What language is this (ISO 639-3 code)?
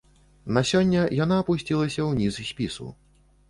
bel